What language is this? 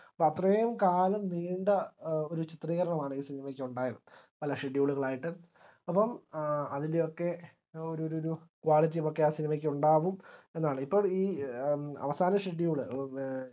Malayalam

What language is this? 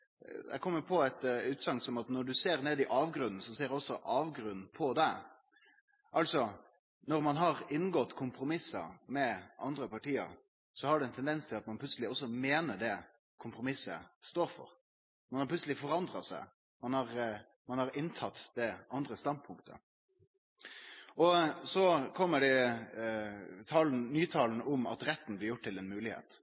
Norwegian Nynorsk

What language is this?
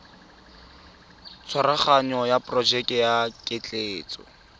Tswana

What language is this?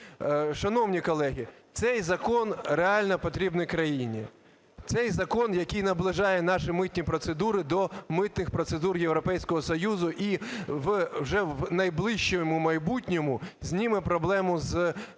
Ukrainian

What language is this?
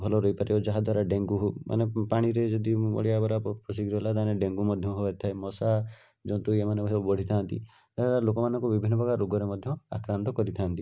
Odia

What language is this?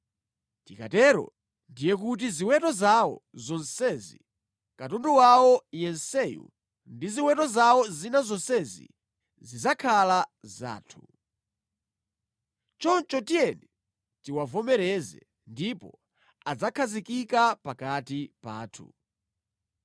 Nyanja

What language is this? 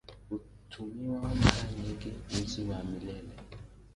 Swahili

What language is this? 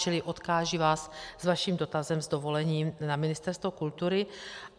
Czech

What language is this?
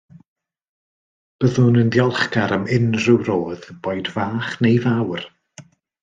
Welsh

